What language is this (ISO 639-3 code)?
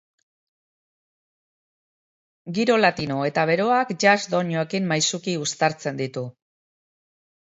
eus